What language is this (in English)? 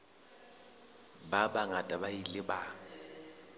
Southern Sotho